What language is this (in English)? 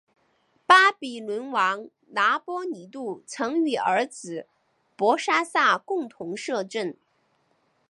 Chinese